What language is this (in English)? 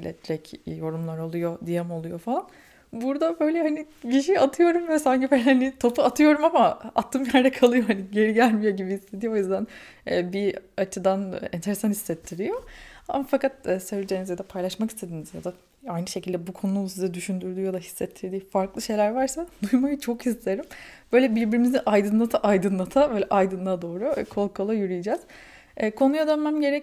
Turkish